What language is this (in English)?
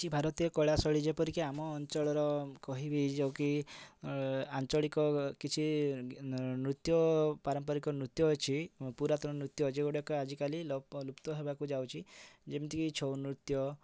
Odia